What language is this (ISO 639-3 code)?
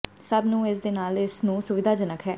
pan